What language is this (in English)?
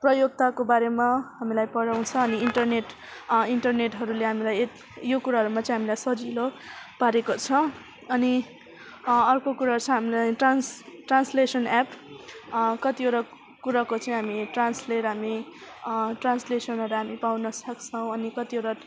Nepali